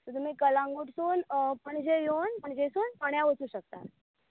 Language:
Konkani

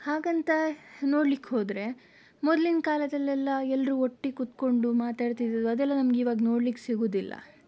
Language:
Kannada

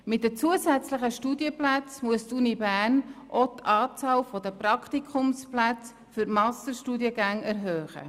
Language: Swiss German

